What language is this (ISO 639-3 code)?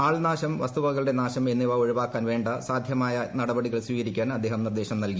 mal